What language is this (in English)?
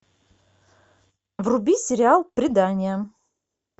Russian